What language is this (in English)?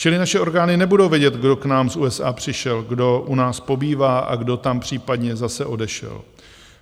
Czech